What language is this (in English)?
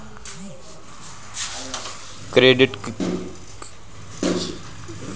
Bhojpuri